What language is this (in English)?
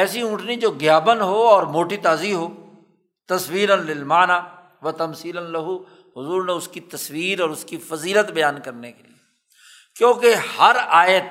Urdu